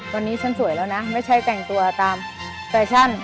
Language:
Thai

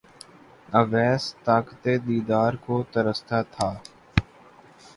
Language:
Urdu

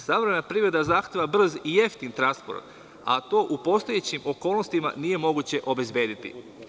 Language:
Serbian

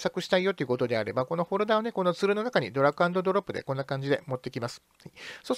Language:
Japanese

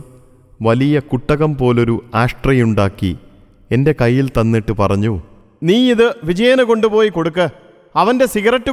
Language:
Malayalam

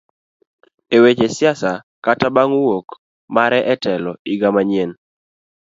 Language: Luo (Kenya and Tanzania)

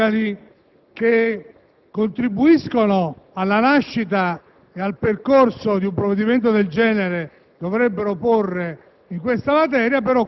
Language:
Italian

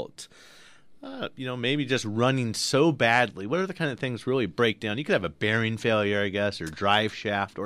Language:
English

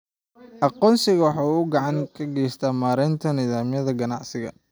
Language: Somali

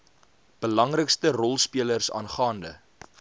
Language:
Afrikaans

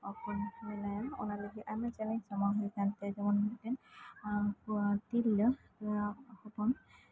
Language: Santali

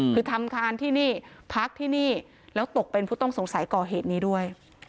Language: Thai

